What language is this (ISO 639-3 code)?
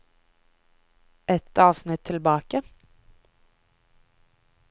nor